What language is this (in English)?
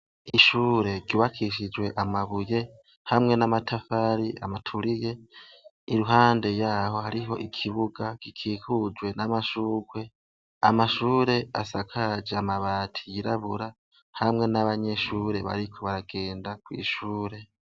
Rundi